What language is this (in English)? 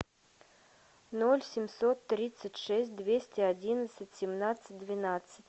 Russian